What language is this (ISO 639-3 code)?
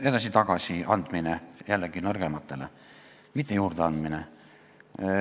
est